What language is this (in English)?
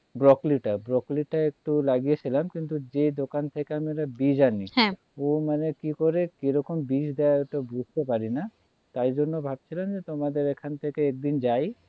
Bangla